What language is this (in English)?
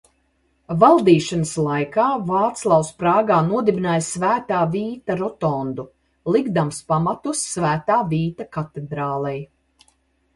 Latvian